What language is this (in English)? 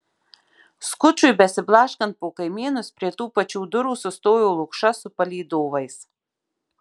Lithuanian